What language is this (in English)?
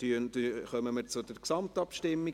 Swiss German